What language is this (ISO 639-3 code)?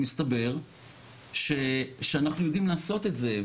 heb